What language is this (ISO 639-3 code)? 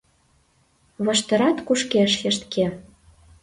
chm